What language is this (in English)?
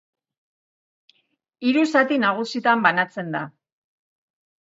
Basque